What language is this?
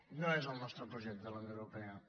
Catalan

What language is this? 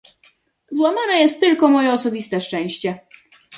Polish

